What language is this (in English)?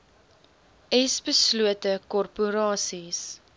Afrikaans